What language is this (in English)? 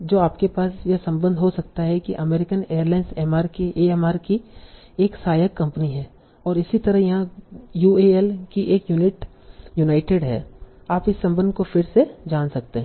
Hindi